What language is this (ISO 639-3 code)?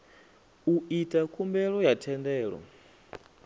ven